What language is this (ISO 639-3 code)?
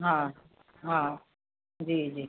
snd